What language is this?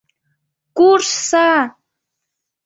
Mari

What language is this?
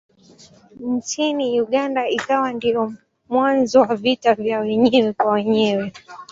Swahili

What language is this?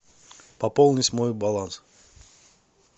Russian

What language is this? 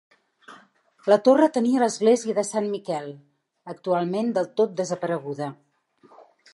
Catalan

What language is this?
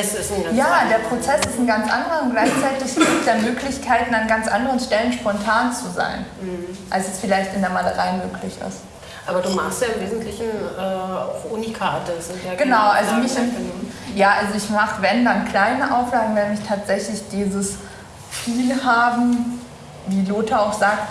German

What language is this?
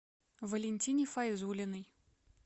Russian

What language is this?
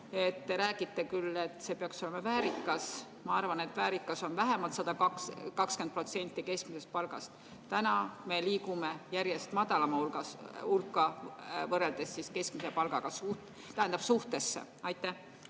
Estonian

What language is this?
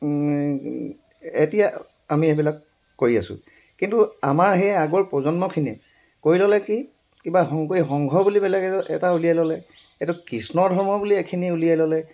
Assamese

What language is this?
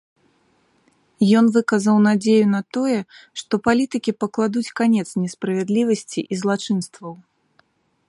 Belarusian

